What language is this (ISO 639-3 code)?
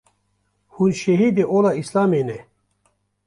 kur